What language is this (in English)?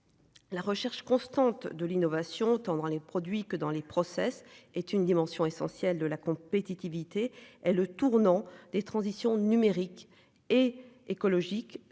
French